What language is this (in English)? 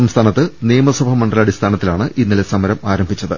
Malayalam